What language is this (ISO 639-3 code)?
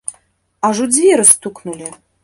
bel